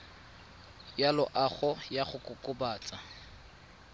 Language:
Tswana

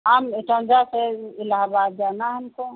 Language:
Hindi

